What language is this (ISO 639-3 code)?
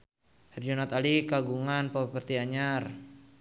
sun